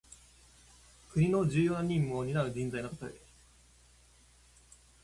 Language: Japanese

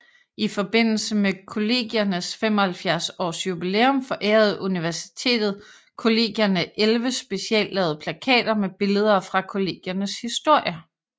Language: Danish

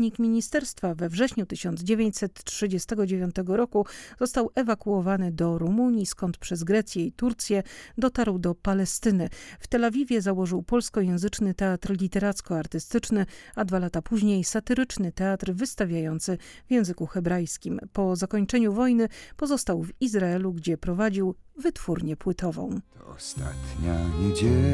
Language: Polish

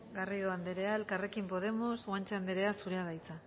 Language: Basque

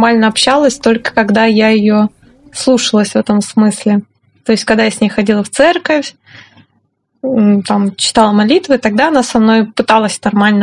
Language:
Russian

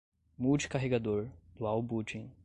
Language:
Portuguese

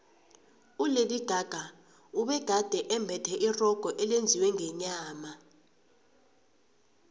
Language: South Ndebele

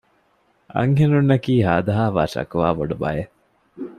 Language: Divehi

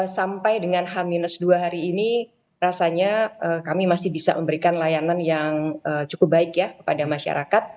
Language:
Indonesian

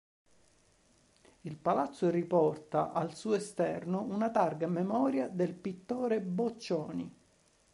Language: Italian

